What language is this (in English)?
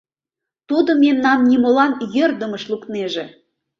Mari